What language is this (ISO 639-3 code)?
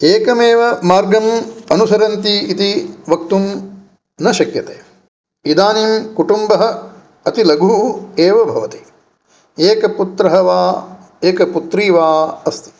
san